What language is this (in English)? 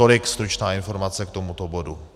Czech